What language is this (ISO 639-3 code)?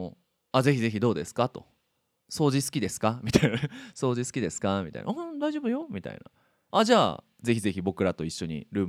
jpn